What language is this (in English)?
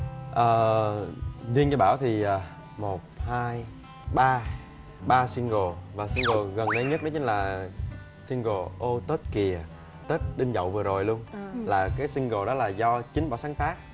Vietnamese